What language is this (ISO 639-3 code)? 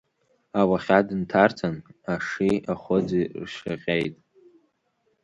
abk